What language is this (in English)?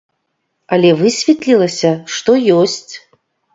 Belarusian